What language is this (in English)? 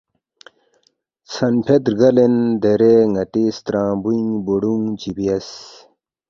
Balti